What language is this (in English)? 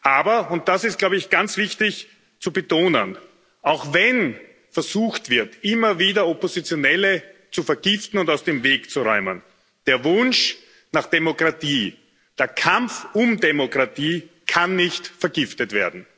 German